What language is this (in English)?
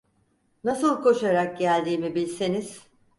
Turkish